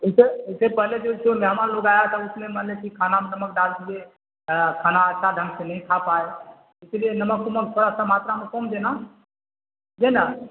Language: Urdu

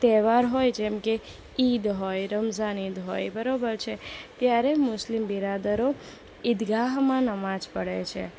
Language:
Gujarati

